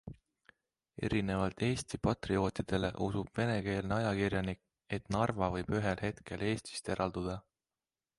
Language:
Estonian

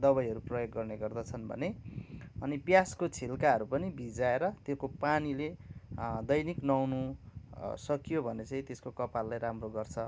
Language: Nepali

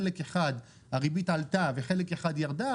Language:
Hebrew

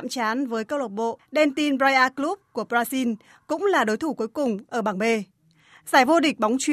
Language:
Vietnamese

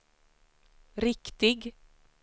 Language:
Swedish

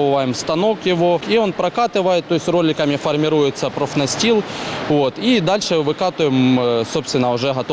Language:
Ukrainian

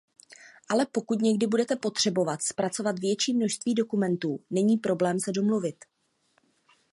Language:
Czech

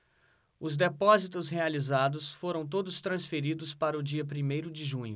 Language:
Portuguese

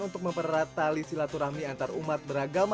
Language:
Indonesian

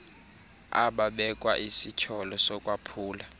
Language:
Xhosa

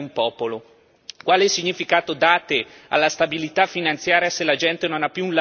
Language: Italian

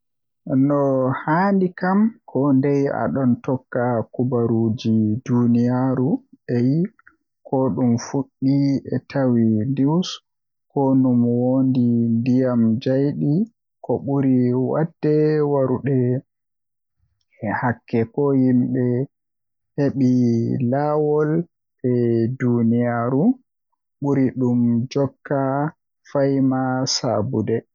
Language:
Western Niger Fulfulde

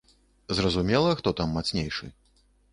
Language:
Belarusian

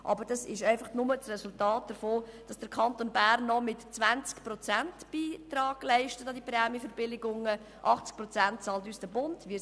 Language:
Swiss German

